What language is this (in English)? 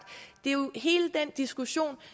Danish